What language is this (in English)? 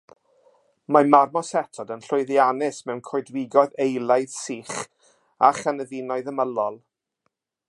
Welsh